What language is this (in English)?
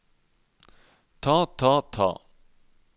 Norwegian